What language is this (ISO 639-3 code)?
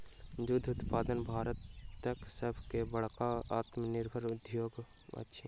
mai